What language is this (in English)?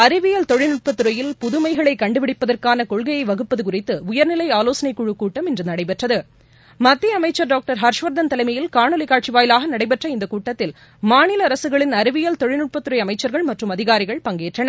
Tamil